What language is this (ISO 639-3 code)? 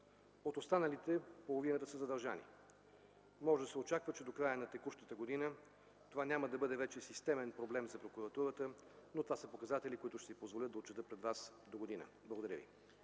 bul